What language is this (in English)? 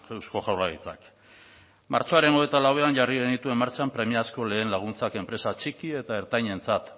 Basque